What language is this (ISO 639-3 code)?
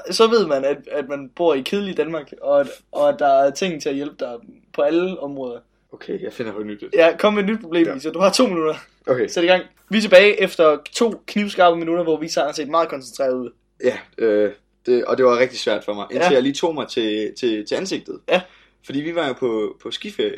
dan